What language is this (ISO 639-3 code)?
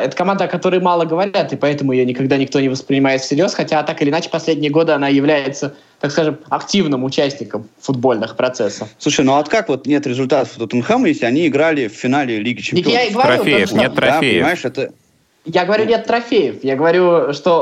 rus